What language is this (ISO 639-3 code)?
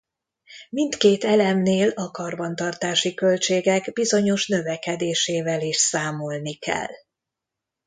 hun